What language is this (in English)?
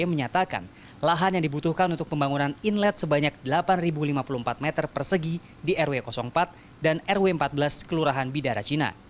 Indonesian